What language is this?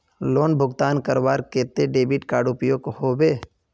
Magahi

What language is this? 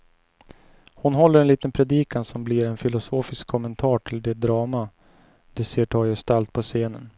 Swedish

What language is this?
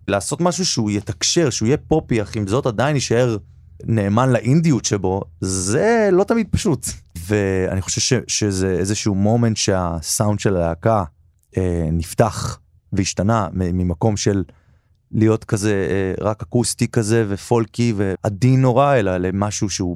Hebrew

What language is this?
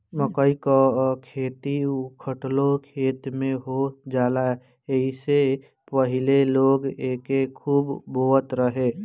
Bhojpuri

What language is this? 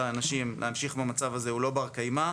Hebrew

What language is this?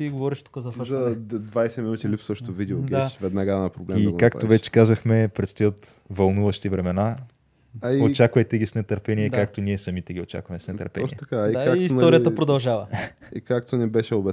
Bulgarian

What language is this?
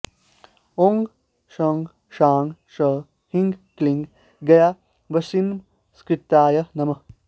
Sanskrit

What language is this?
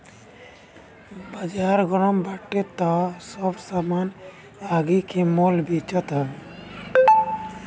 Bhojpuri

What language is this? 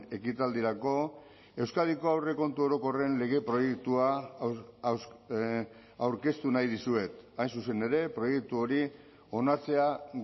Basque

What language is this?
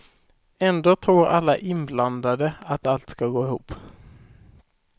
Swedish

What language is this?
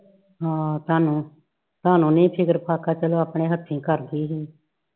Punjabi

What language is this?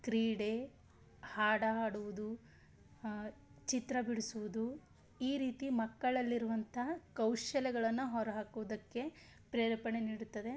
Kannada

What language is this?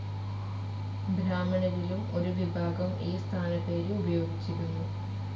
Malayalam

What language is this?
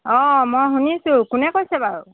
Assamese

